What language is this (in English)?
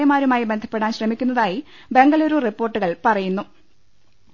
Malayalam